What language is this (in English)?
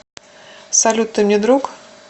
Russian